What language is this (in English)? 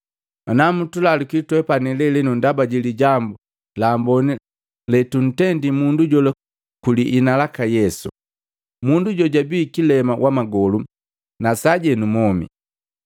Matengo